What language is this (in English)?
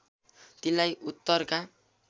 Nepali